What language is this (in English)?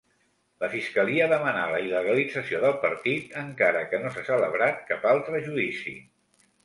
Catalan